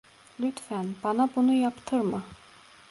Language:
Turkish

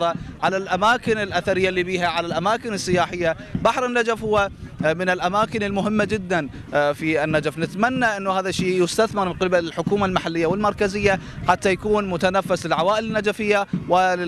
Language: Arabic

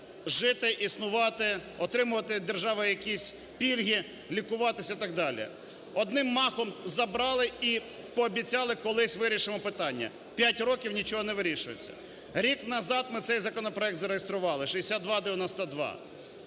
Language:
Ukrainian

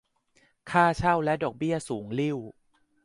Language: Thai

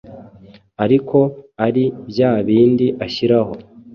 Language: Kinyarwanda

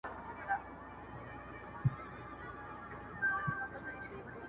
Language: Pashto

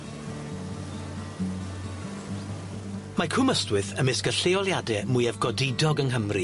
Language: Welsh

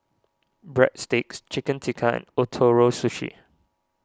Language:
English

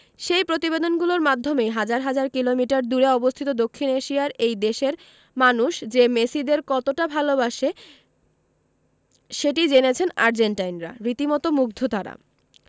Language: Bangla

